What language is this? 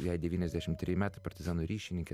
Lithuanian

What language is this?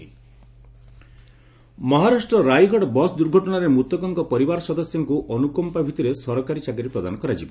Odia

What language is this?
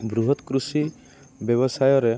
Odia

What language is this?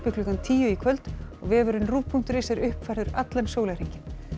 Icelandic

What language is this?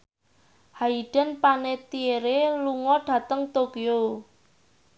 Javanese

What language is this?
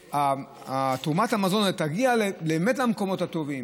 Hebrew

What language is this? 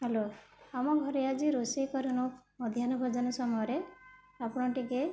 Odia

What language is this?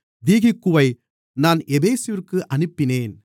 Tamil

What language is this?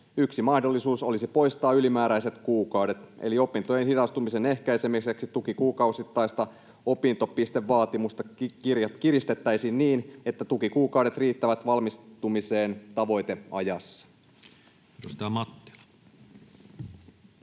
Finnish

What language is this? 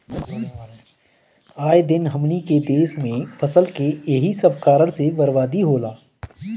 Bhojpuri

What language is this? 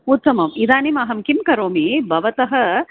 Sanskrit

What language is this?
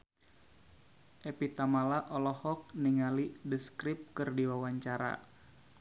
Sundanese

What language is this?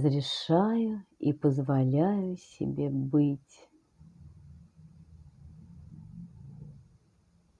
Russian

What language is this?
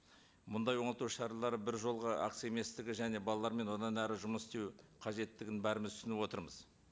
Kazakh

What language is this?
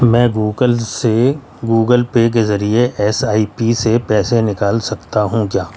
Urdu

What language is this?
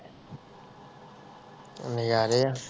Punjabi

